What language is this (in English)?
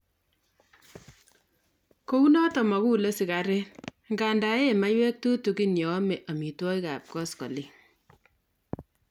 Kalenjin